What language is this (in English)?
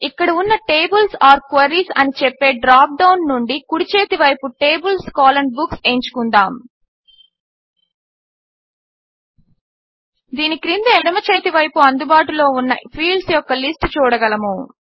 Telugu